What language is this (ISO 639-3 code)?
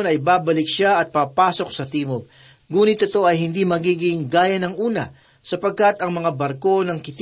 fil